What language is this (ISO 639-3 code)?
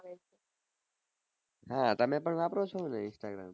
guj